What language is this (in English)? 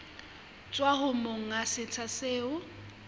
Southern Sotho